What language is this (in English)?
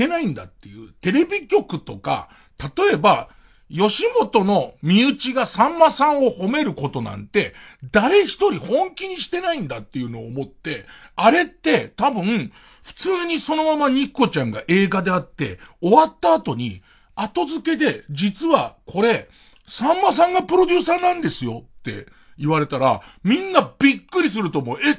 Japanese